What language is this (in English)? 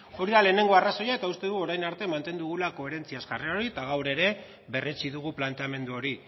Basque